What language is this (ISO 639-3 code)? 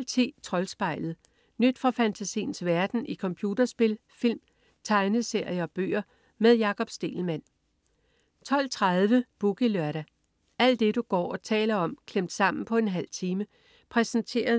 dan